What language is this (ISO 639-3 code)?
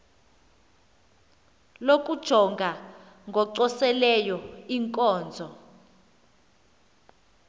xho